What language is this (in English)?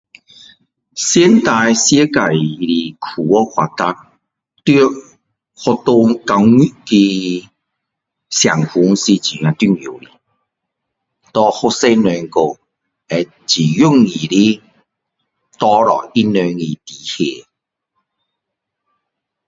Min Dong Chinese